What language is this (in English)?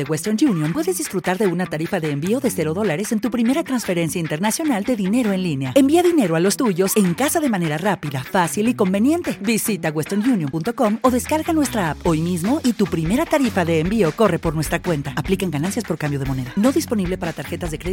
Spanish